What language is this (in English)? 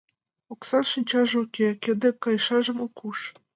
Mari